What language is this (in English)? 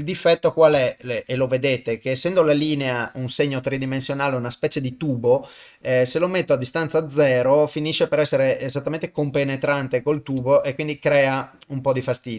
Italian